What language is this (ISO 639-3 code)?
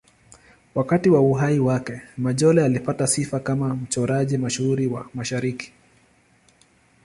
swa